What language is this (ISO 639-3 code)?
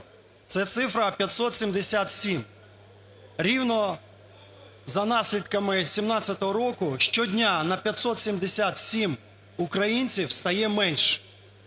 ukr